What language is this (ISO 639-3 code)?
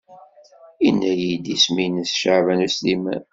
kab